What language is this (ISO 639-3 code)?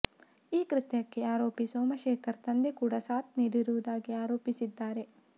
kan